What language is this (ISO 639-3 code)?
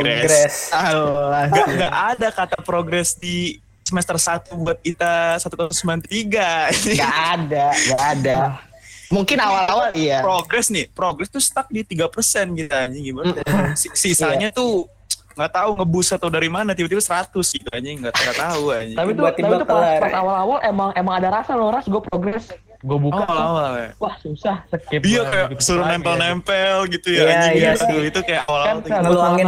ind